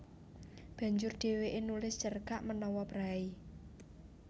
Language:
Javanese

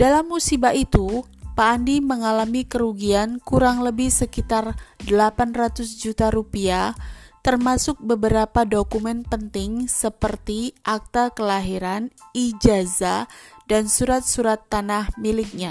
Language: Indonesian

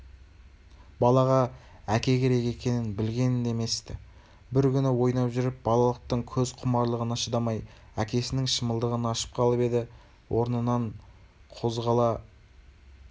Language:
Kazakh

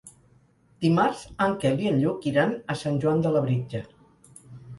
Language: Catalan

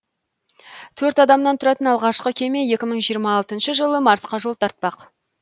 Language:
Kazakh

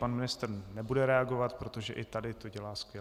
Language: Czech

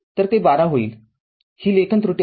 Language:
Marathi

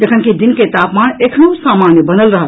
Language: Maithili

